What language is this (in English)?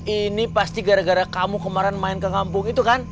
Indonesian